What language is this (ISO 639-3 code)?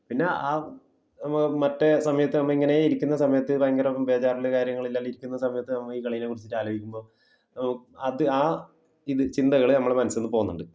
mal